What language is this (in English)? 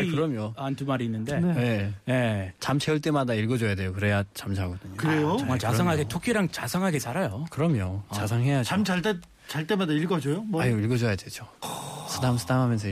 Korean